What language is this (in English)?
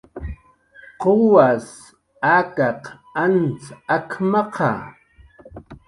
Jaqaru